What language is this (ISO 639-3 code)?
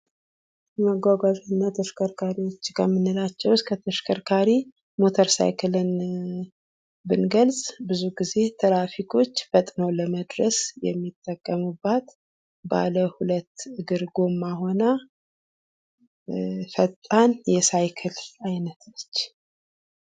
amh